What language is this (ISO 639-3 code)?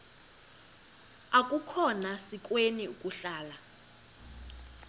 xho